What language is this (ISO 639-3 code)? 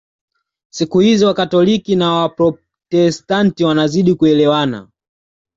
swa